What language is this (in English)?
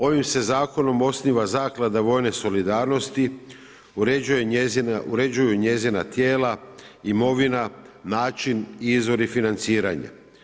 Croatian